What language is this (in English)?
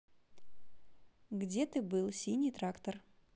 Russian